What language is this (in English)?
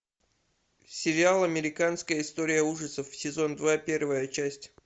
Russian